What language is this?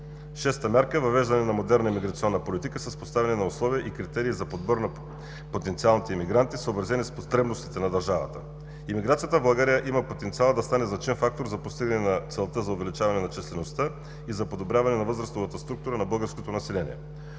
Bulgarian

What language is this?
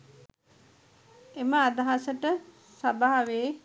Sinhala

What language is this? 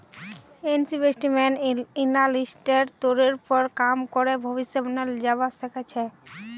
Magahi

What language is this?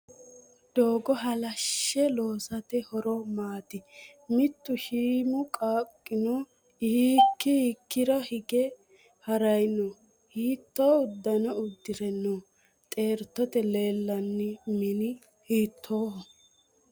Sidamo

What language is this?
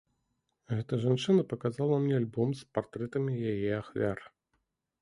Belarusian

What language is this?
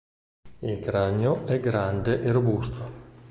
Italian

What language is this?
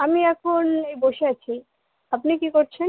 Bangla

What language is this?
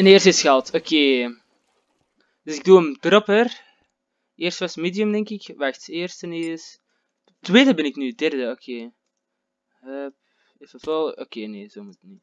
Dutch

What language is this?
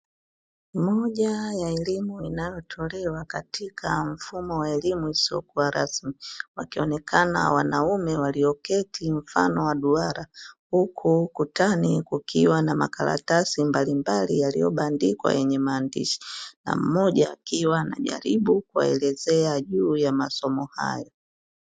Swahili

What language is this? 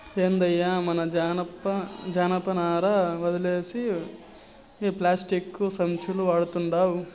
Telugu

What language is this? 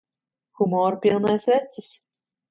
Latvian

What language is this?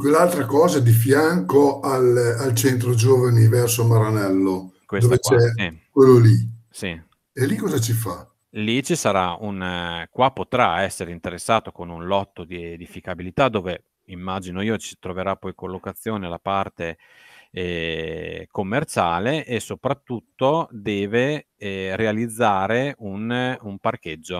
Italian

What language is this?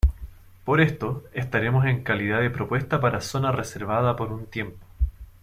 Spanish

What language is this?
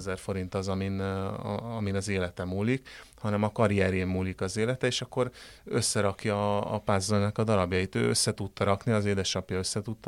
Hungarian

